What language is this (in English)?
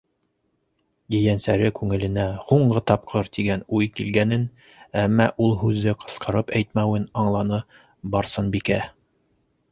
Bashkir